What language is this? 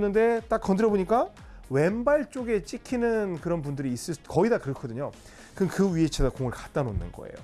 Korean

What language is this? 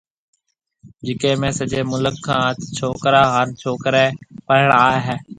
Marwari (Pakistan)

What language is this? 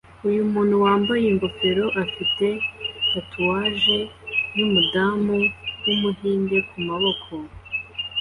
Kinyarwanda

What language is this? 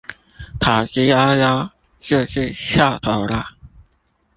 Chinese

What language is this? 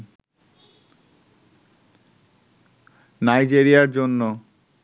Bangla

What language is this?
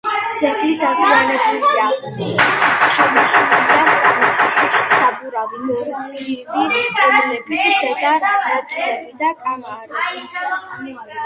Georgian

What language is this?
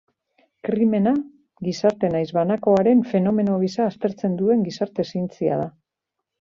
Basque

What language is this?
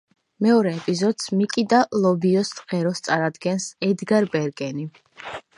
Georgian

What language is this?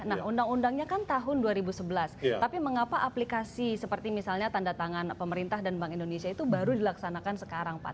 Indonesian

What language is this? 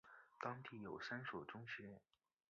Chinese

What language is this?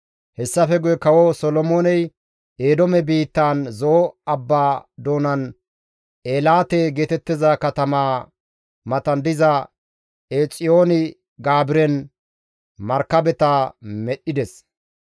Gamo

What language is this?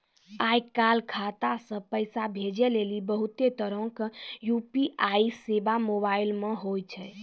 Maithili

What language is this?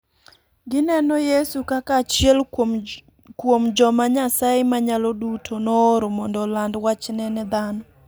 Luo (Kenya and Tanzania)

